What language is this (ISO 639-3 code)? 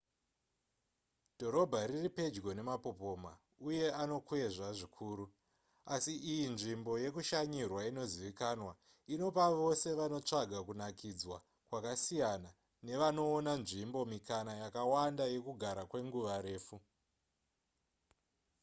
sna